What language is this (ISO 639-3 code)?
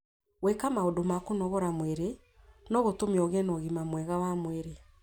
kik